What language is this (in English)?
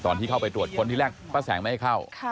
Thai